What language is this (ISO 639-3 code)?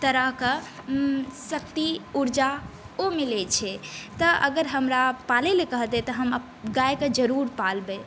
mai